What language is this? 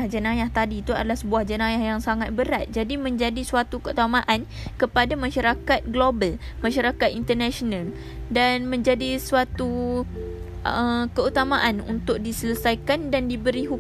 Malay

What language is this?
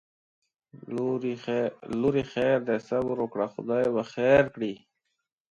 Pashto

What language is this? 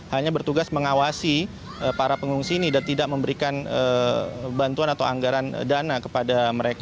Indonesian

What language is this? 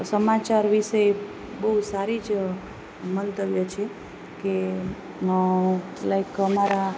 Gujarati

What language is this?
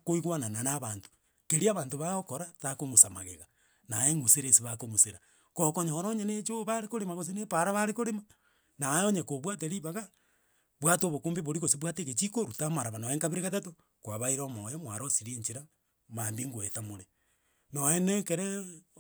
Gusii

